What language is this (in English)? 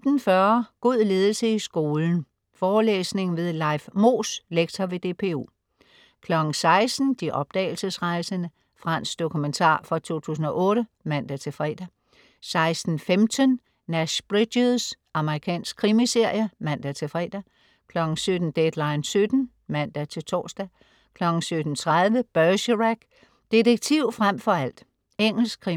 Danish